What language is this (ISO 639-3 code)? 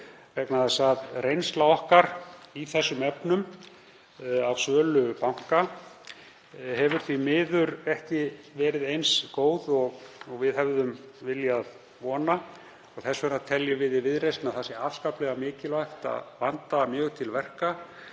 isl